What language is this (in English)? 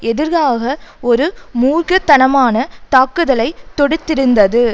Tamil